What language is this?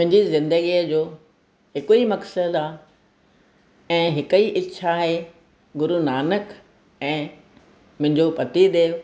Sindhi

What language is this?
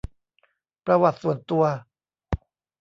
Thai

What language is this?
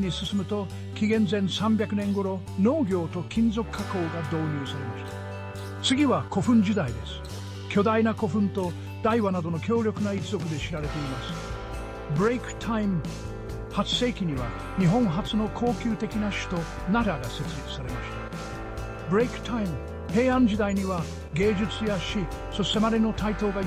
Japanese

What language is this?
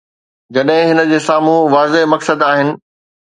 Sindhi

